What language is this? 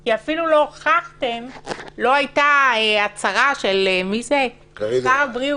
Hebrew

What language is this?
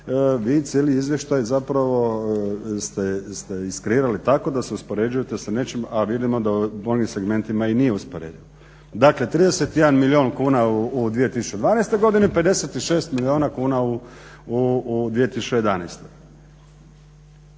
Croatian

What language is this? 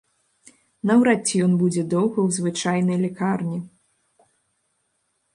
Belarusian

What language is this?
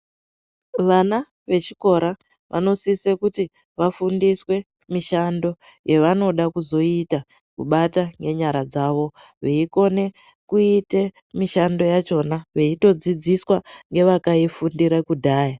Ndau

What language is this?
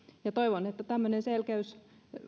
Finnish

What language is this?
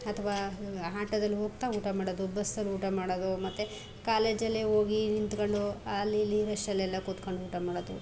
Kannada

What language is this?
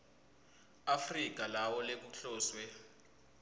Swati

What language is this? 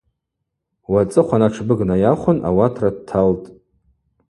Abaza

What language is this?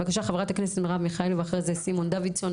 Hebrew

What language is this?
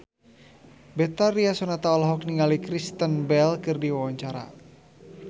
Sundanese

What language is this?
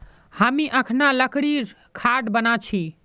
Magahi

